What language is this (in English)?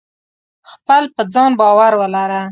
Pashto